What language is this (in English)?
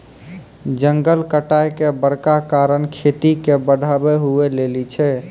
Maithili